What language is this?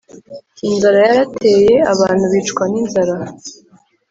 Kinyarwanda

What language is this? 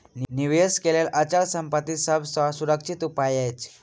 Maithili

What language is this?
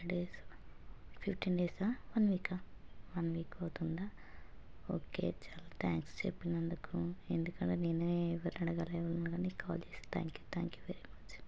Telugu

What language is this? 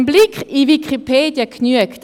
Swiss German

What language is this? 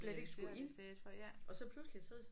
Danish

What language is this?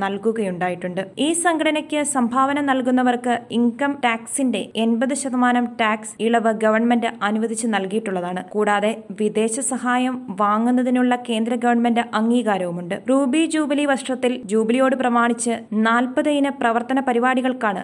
Malayalam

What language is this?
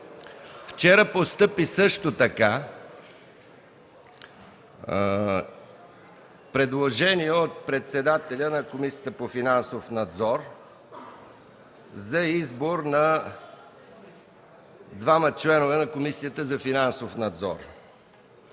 Bulgarian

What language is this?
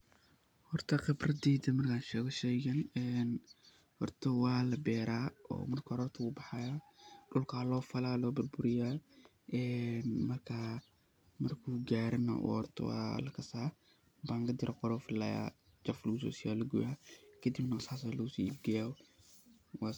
Somali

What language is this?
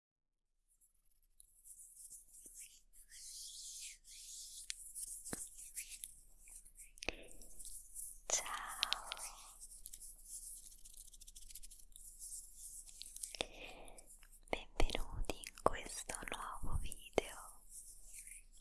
Italian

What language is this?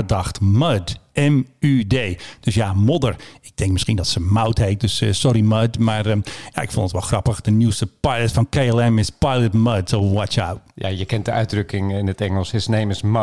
Dutch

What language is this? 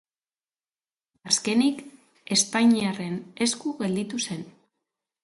Basque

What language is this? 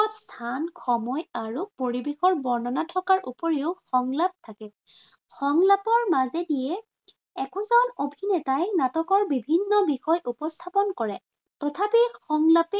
Assamese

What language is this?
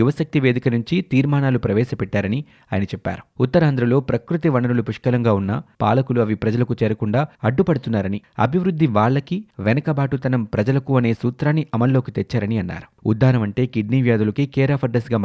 Telugu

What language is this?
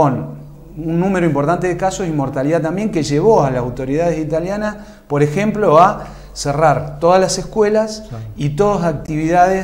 Spanish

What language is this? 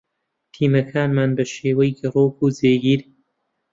Central Kurdish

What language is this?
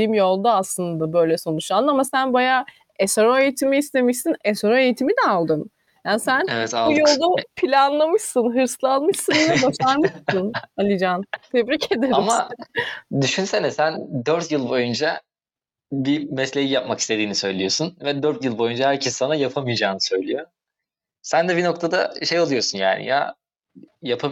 Turkish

